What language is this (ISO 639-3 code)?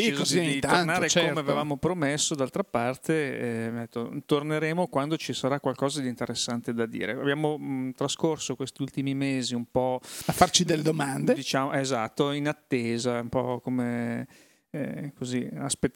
ita